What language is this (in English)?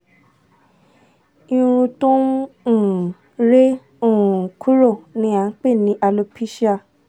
Yoruba